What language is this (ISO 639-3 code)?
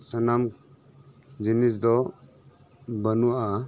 sat